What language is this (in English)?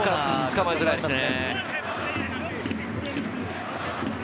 Japanese